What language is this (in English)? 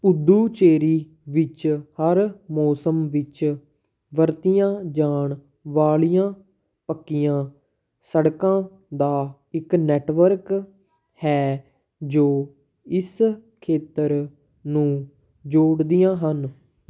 Punjabi